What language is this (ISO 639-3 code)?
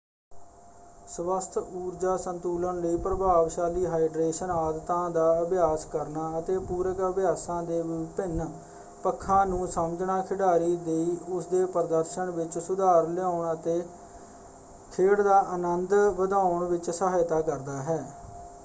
pan